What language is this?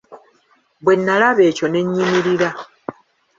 Ganda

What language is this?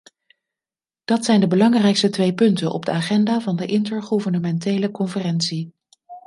Dutch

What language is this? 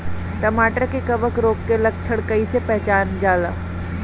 Bhojpuri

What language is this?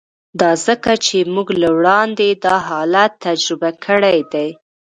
Pashto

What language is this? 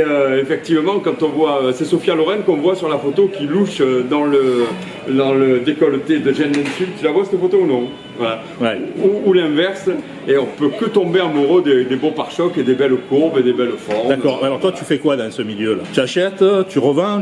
French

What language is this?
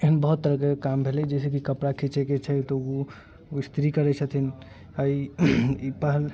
Maithili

